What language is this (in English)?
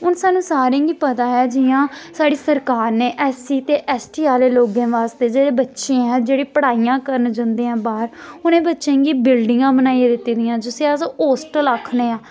Dogri